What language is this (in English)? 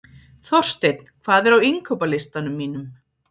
Icelandic